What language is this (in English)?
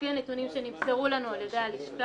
Hebrew